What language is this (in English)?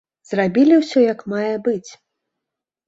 Belarusian